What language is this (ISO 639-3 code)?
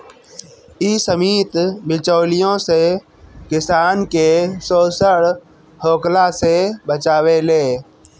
bho